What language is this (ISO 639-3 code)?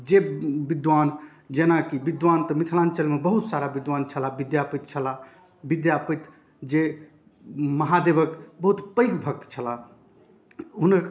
mai